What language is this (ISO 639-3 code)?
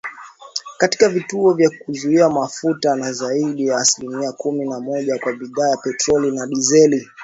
swa